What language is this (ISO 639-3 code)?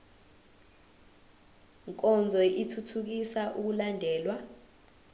zul